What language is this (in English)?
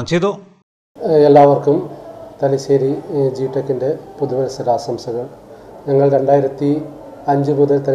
Malayalam